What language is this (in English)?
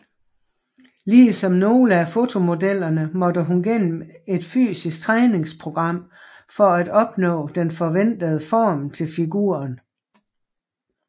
Danish